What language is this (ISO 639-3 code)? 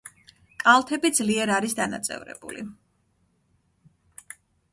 kat